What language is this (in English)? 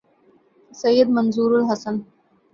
Urdu